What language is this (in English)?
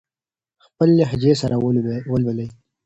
Pashto